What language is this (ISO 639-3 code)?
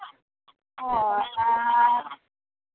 sat